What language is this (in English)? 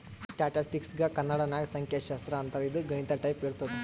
Kannada